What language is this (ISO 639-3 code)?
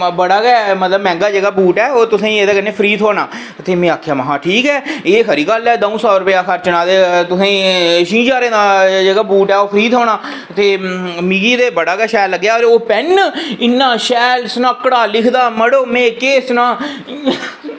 doi